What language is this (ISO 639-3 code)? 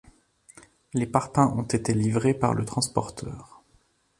fra